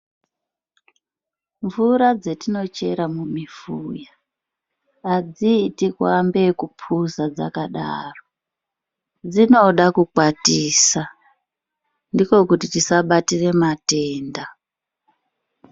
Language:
Ndau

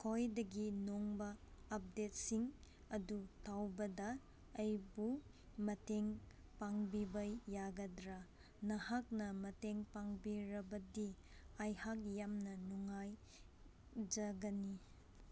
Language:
Manipuri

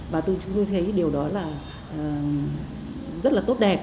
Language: Vietnamese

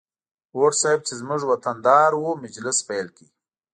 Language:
Pashto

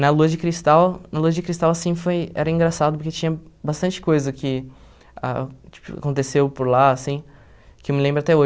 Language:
Portuguese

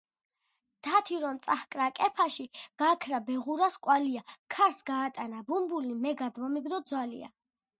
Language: Georgian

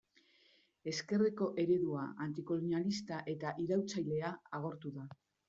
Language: Basque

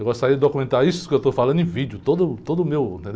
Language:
Portuguese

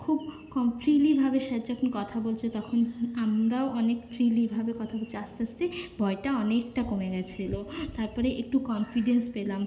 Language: Bangla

